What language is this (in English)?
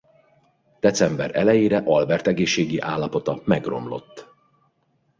Hungarian